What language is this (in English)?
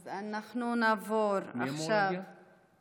Hebrew